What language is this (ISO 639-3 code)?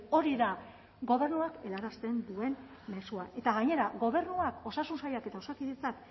eus